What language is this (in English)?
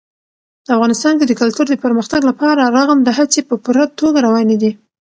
Pashto